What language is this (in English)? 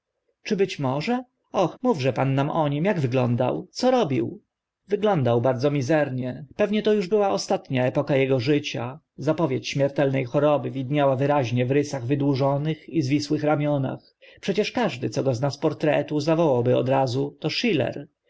Polish